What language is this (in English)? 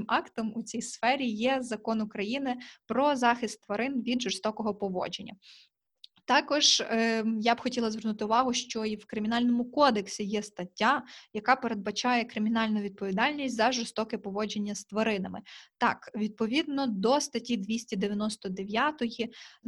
Ukrainian